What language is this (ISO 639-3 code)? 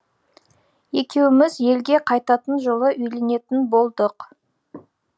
kaz